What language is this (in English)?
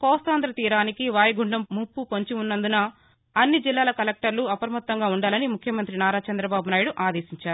Telugu